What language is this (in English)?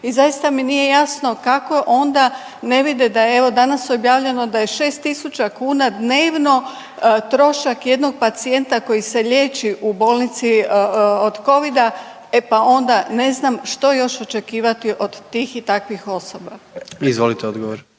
Croatian